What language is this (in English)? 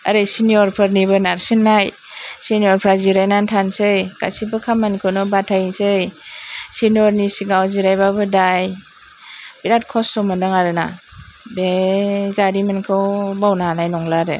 Bodo